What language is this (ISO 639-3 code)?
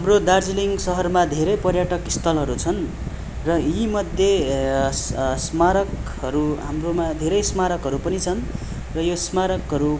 nep